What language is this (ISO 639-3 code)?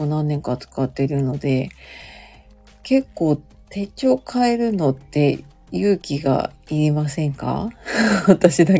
jpn